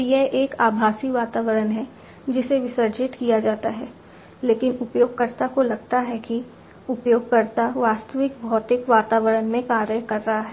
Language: Hindi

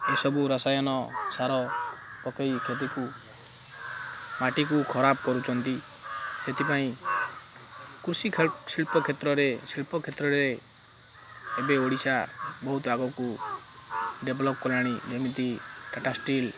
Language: Odia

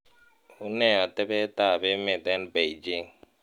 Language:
Kalenjin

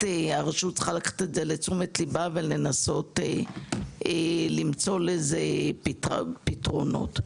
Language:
Hebrew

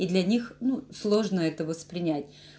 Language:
Russian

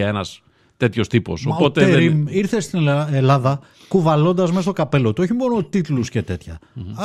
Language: Greek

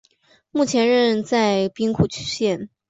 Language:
Chinese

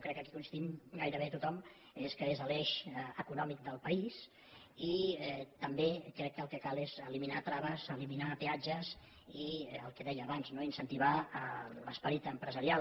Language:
Catalan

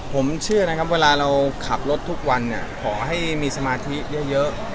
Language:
Thai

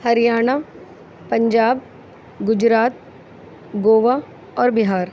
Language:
Urdu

